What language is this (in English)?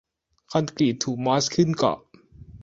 Thai